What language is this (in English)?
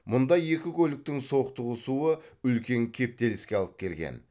Kazakh